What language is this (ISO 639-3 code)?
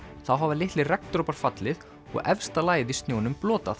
isl